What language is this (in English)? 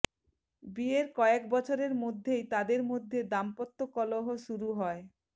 Bangla